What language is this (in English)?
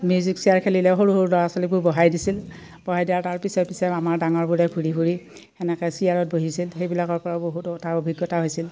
Assamese